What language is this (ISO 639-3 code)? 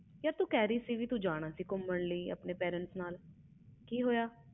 pan